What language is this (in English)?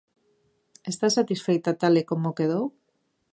Galician